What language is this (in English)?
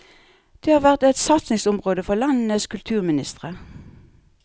Norwegian